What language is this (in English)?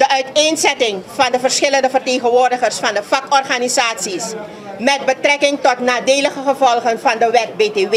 Dutch